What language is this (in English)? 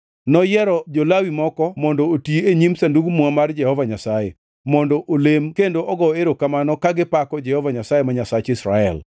Luo (Kenya and Tanzania)